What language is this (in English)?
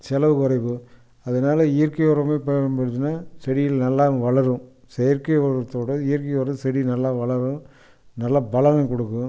Tamil